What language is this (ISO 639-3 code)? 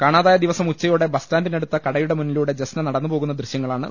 mal